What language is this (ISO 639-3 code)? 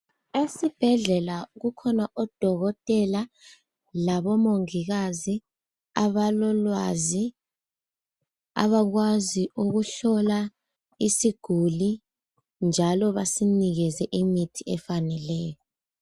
nde